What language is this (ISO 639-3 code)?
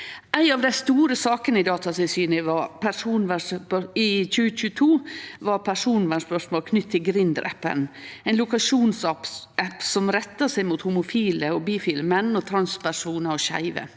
nor